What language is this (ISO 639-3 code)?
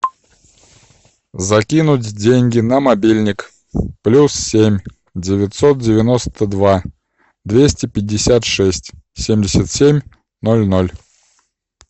rus